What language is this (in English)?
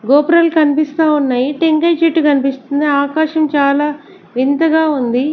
Telugu